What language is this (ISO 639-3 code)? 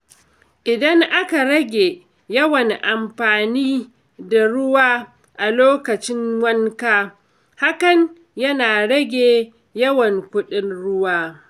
hau